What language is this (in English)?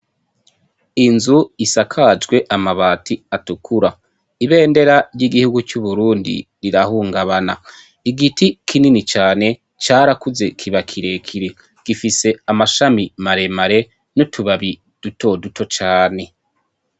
Rundi